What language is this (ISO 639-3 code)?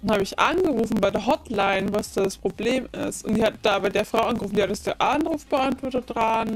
deu